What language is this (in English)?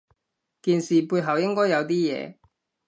Cantonese